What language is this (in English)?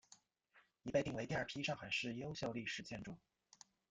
Chinese